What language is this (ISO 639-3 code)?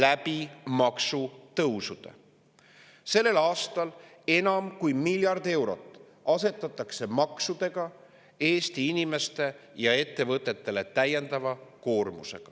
est